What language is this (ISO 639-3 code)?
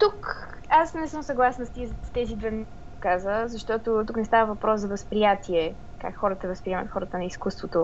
bul